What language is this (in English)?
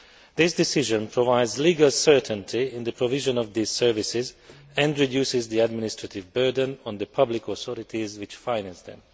English